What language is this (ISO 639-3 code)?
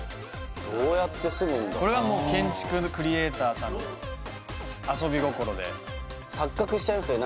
jpn